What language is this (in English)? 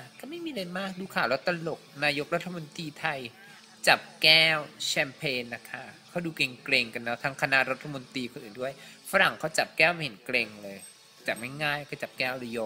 Thai